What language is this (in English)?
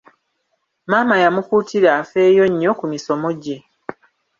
Ganda